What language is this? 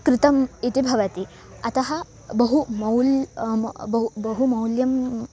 Sanskrit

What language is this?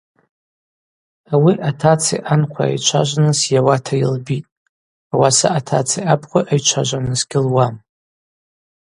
Abaza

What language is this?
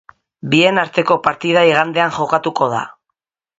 Basque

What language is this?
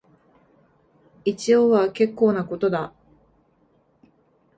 Japanese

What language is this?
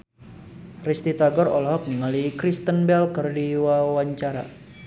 Sundanese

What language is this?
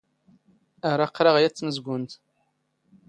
Standard Moroccan Tamazight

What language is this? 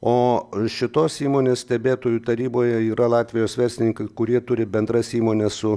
Lithuanian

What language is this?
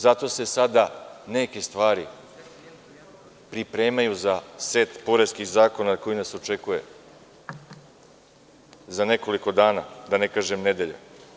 Serbian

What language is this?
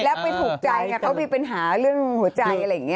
Thai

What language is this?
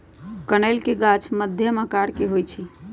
Magahi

